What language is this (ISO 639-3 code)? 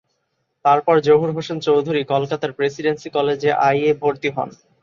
ben